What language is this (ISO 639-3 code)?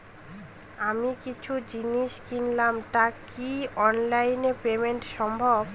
ben